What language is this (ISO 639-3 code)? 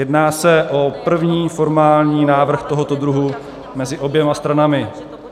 ces